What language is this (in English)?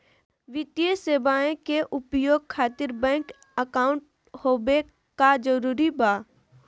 Magahi